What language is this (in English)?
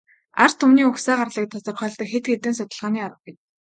Mongolian